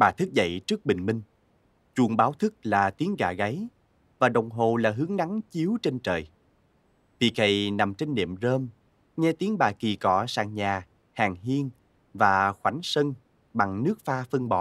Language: Vietnamese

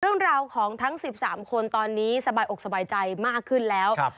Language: Thai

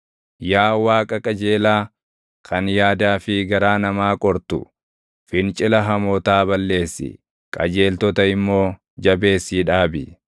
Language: Oromo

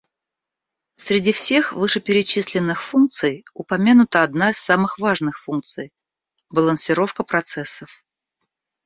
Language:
Russian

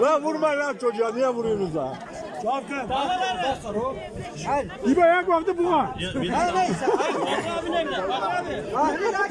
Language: Turkish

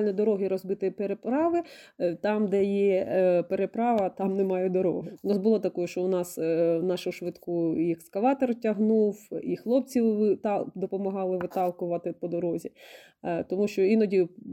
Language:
Ukrainian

